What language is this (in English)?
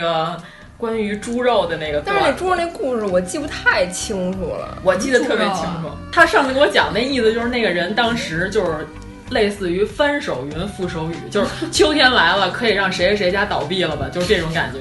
Chinese